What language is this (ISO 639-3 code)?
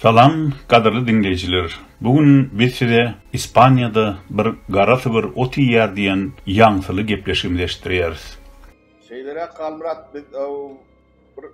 tur